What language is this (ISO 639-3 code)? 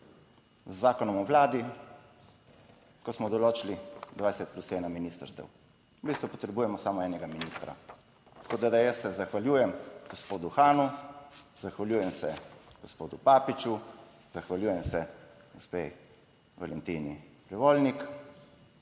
slv